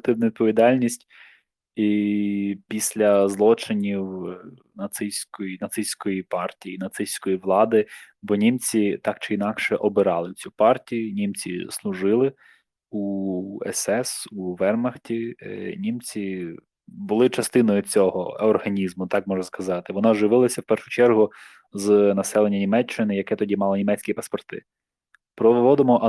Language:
Ukrainian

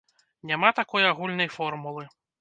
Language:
Belarusian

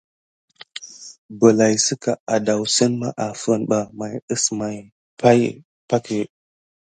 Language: Gidar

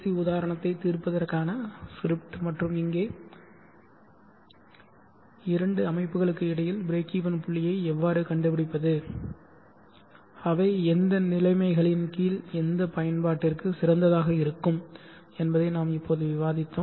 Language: Tamil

